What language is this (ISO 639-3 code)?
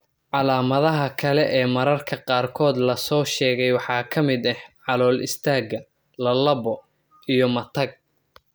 som